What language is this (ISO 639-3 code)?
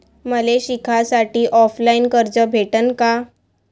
mar